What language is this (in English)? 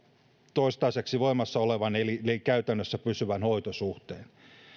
Finnish